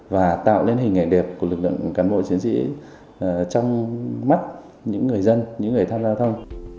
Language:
Vietnamese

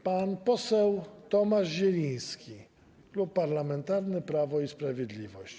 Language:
Polish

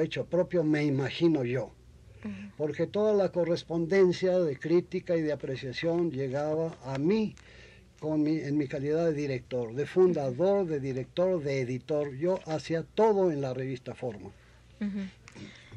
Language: Spanish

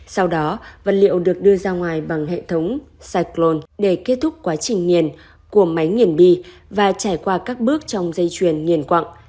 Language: Vietnamese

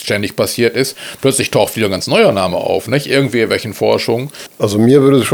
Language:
German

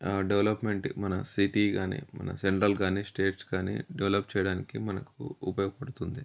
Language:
Telugu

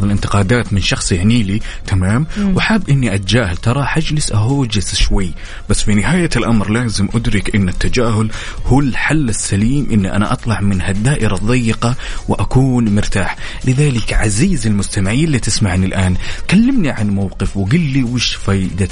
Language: Arabic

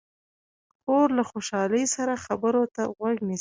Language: Pashto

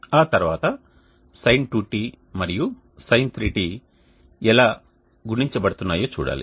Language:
Telugu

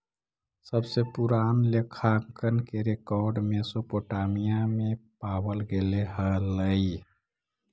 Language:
Magahi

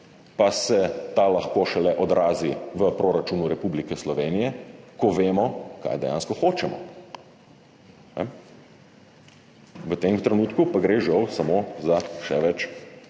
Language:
Slovenian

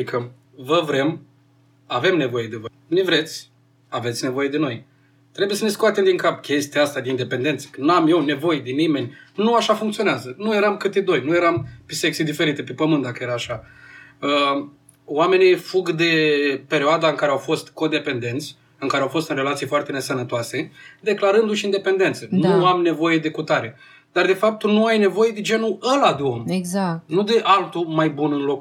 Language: Romanian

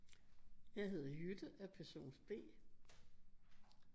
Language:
Danish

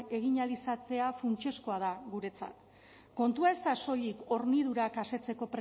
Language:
Basque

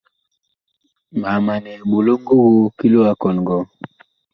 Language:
Bakoko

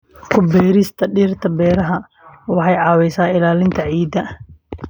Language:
Somali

